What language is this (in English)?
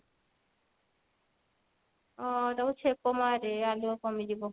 Odia